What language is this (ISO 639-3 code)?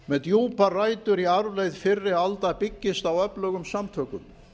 isl